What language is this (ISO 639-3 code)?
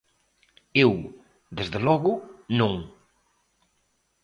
glg